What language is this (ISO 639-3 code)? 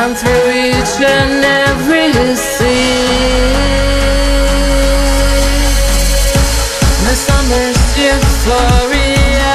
eng